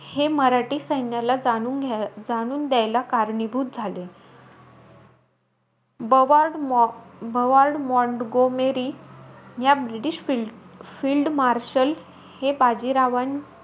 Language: Marathi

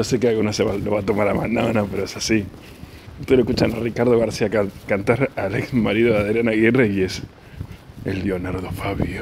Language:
Spanish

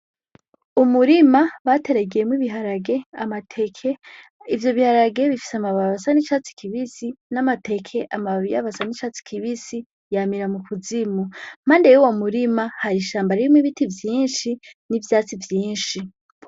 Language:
Rundi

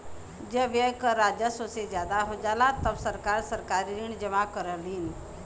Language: Bhojpuri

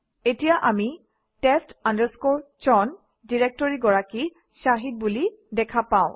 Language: Assamese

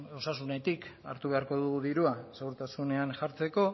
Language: Basque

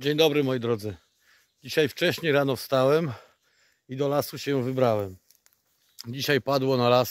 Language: Polish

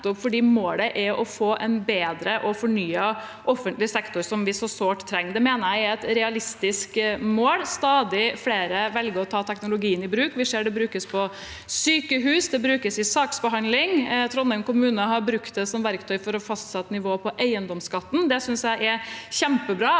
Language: Norwegian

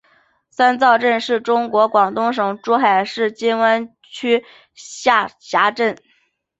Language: Chinese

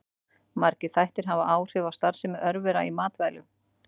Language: Icelandic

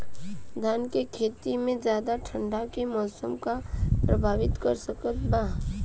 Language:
Bhojpuri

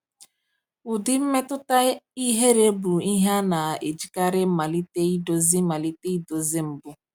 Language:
Igbo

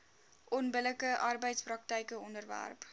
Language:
Afrikaans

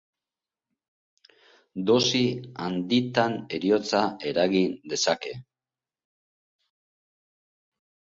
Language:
Basque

